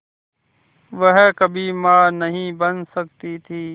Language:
Hindi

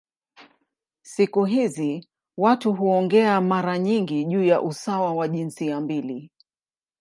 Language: Swahili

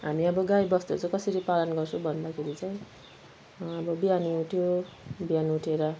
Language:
Nepali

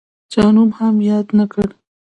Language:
Pashto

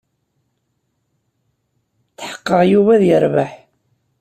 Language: Kabyle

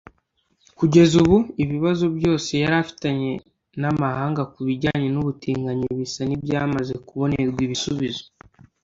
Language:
Kinyarwanda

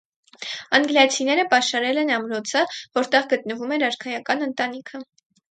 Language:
Armenian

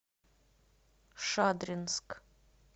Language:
Russian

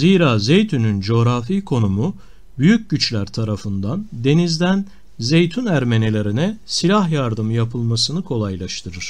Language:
Turkish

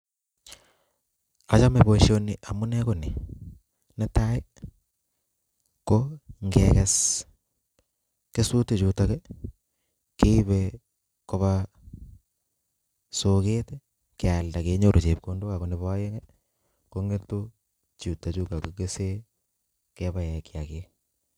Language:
Kalenjin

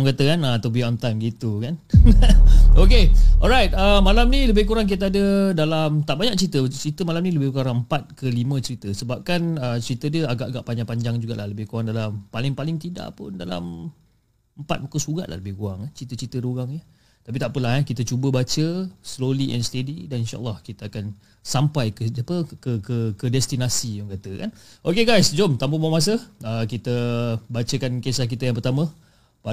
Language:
Malay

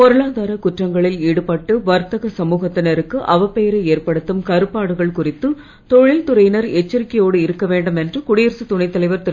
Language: Tamil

